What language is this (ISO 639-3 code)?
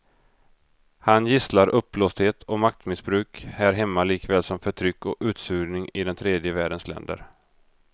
swe